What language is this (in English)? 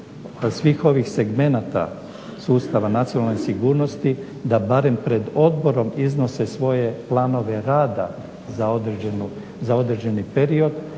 Croatian